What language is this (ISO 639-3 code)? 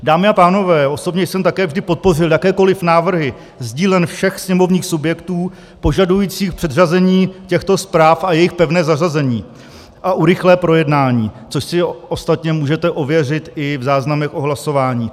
ces